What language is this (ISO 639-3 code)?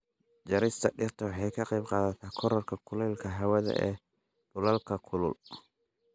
som